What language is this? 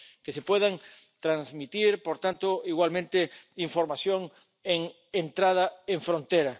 Spanish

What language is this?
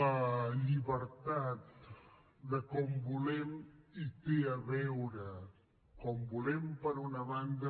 Catalan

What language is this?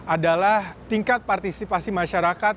Indonesian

